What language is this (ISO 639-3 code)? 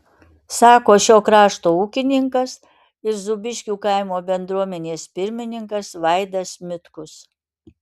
lit